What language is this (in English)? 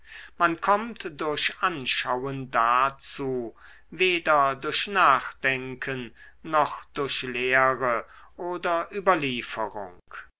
German